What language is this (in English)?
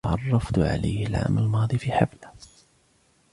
Arabic